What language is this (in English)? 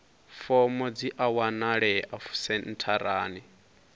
Venda